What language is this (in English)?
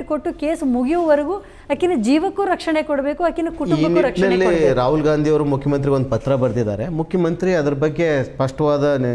Kannada